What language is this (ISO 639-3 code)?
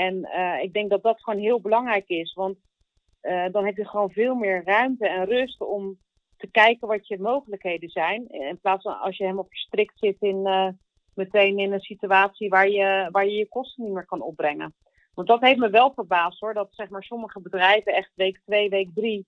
nld